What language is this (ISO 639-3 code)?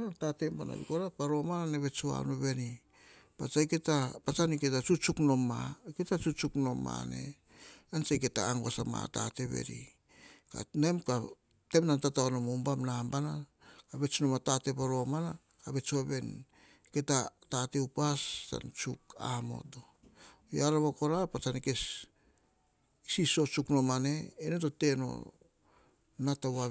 hah